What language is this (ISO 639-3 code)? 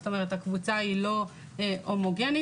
heb